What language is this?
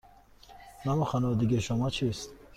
Persian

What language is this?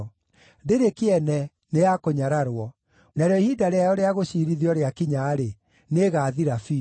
Kikuyu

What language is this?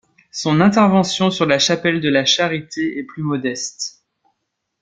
French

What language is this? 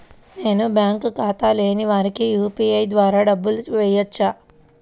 Telugu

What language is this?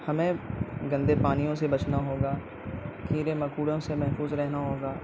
Urdu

